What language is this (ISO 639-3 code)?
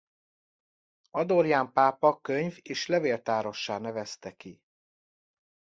hun